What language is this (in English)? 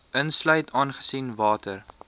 Afrikaans